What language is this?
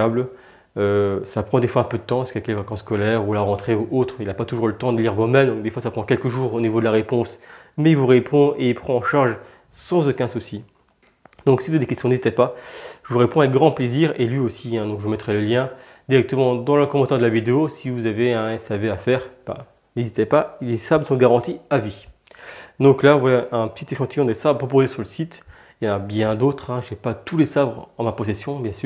French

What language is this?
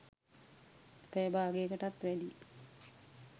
Sinhala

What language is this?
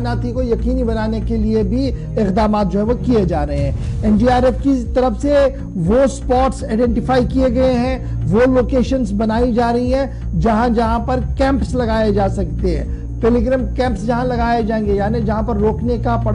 Hindi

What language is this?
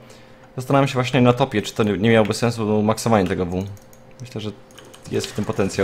Polish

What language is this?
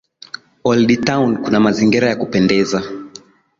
Swahili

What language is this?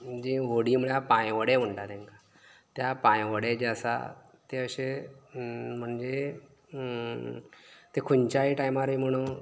Konkani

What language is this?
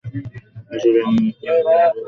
Bangla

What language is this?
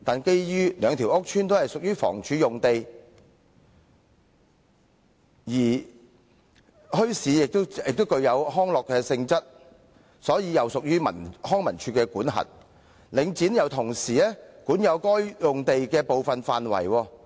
Cantonese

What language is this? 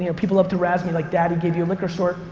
English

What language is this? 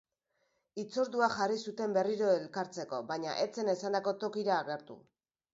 Basque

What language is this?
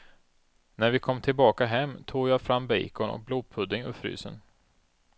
Swedish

